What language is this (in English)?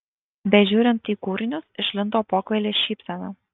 Lithuanian